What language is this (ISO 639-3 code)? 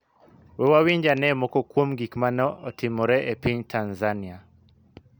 luo